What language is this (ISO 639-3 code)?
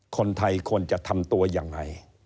tha